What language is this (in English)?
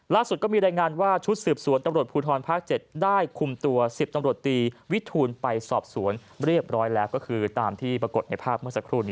Thai